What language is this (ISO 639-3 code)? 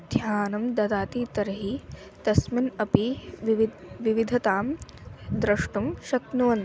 san